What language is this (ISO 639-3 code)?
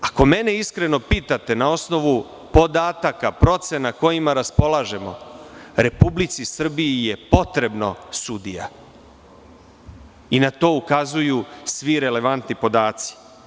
srp